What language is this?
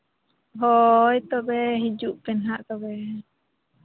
Santali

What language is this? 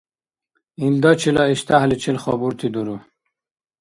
Dargwa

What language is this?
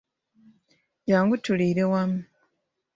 Ganda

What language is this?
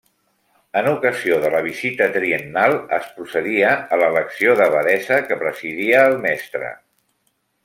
Catalan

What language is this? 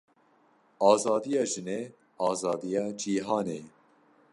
Kurdish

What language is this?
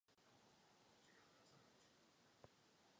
Czech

